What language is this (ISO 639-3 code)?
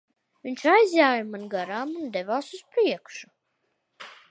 lav